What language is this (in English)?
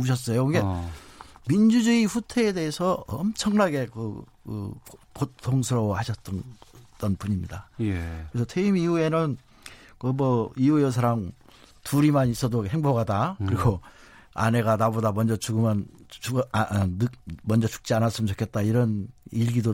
Korean